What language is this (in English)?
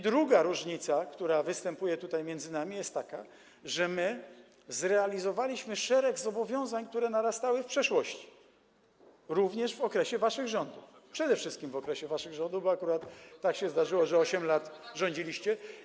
Polish